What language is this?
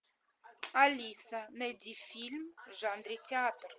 Russian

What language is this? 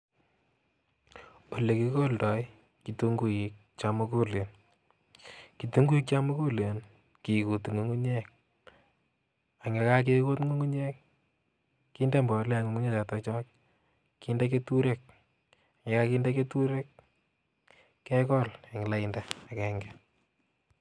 Kalenjin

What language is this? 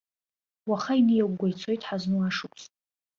Abkhazian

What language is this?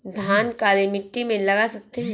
Hindi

